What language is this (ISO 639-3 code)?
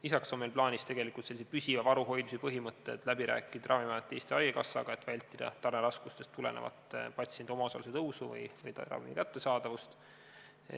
est